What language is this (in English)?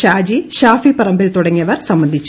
Malayalam